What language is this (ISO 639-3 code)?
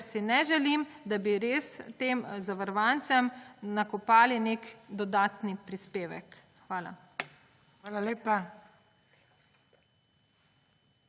slv